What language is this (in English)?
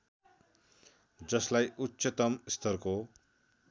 Nepali